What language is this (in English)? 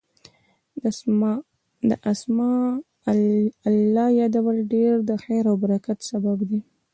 Pashto